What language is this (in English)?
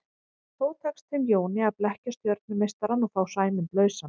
Icelandic